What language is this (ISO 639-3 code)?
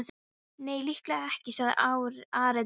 isl